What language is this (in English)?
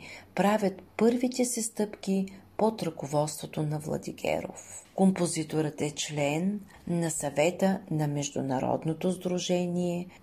Bulgarian